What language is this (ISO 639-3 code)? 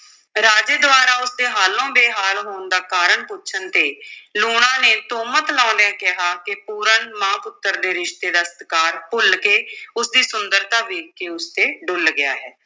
pan